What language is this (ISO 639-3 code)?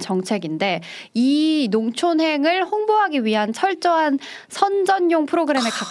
kor